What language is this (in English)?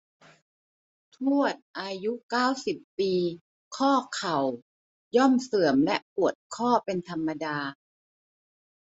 Thai